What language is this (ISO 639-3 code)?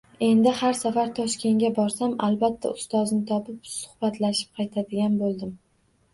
uzb